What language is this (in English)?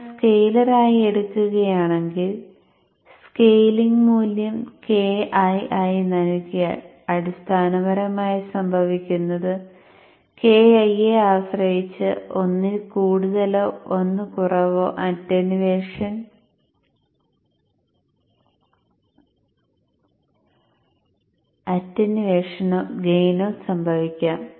Malayalam